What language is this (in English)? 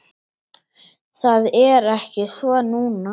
Icelandic